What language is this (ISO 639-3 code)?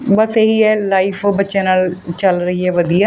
pan